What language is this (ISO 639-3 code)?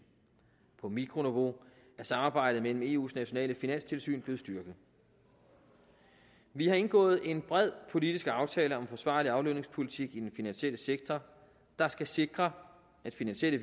dan